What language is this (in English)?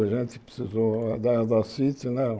Portuguese